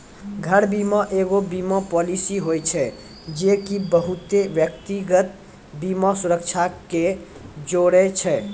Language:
Maithili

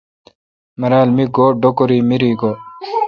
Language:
Kalkoti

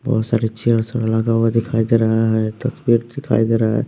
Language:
Hindi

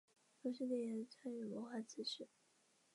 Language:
Chinese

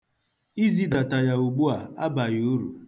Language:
Igbo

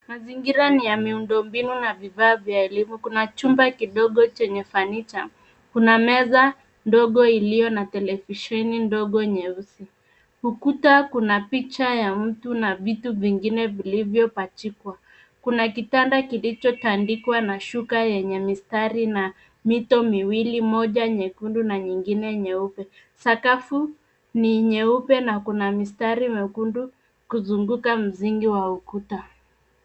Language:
Swahili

